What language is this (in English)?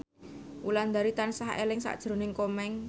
Javanese